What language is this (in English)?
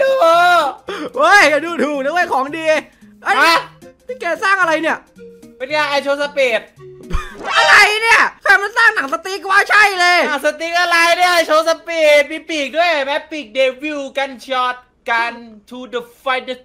Thai